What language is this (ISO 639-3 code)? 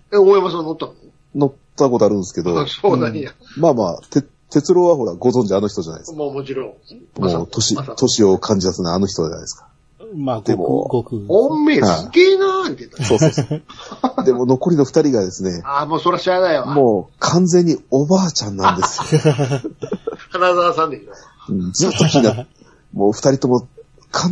jpn